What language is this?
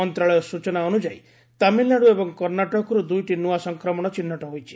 Odia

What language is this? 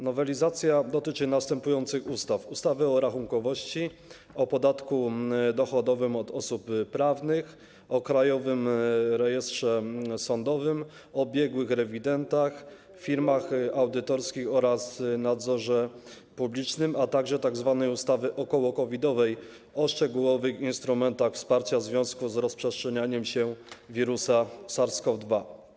Polish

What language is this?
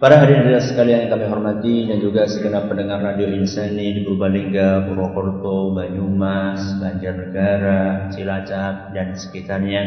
Indonesian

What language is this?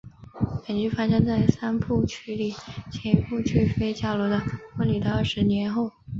Chinese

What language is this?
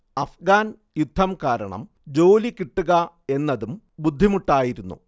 Malayalam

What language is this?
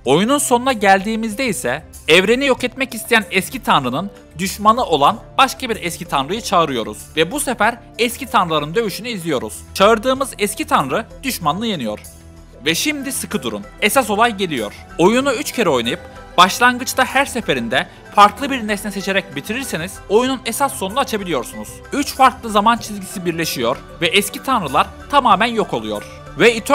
Turkish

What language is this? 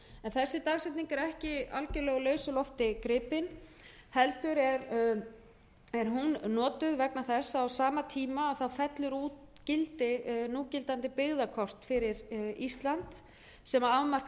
Icelandic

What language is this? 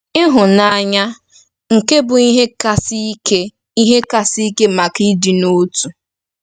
Igbo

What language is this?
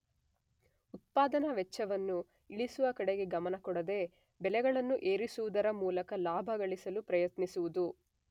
Kannada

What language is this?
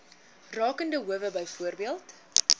Afrikaans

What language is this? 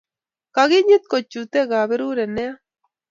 Kalenjin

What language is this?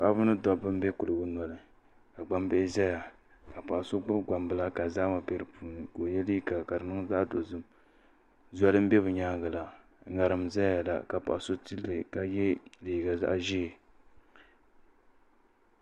Dagbani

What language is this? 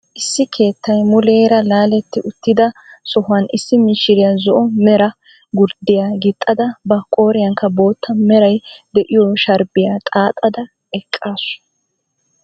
Wolaytta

